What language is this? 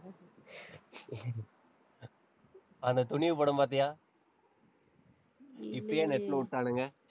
Tamil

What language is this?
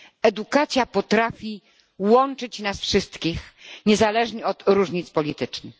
Polish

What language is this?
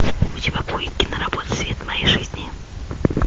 Russian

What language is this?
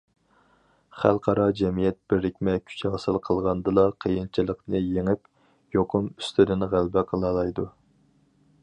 Uyghur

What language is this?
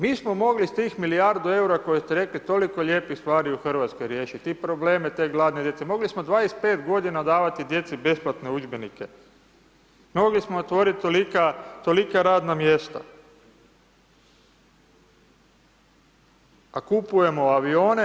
Croatian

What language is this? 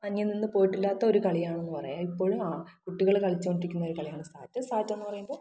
Malayalam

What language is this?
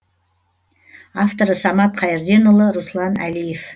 Kazakh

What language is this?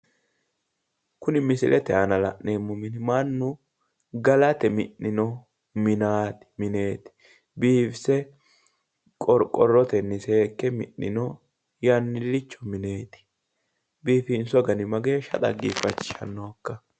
Sidamo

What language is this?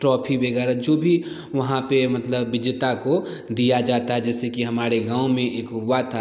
Hindi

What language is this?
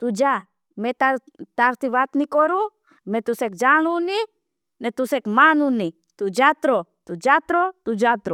Bhili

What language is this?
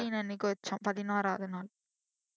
Tamil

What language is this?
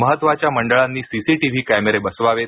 Marathi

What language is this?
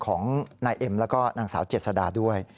Thai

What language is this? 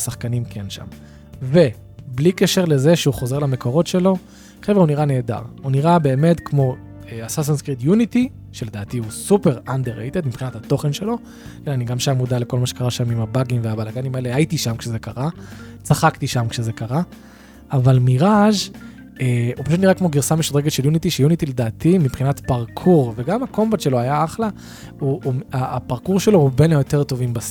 Hebrew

